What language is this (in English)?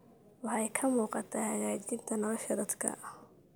Somali